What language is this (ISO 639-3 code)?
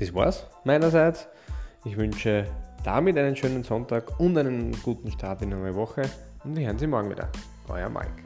deu